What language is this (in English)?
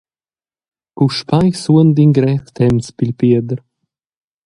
Romansh